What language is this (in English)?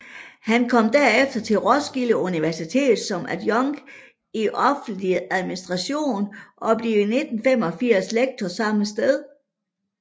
Danish